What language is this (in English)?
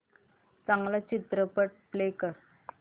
Marathi